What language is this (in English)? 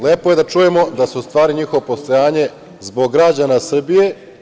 Serbian